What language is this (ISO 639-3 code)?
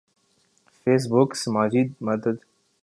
urd